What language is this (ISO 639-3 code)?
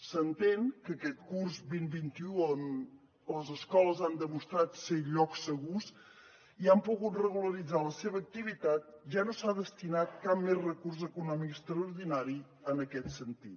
cat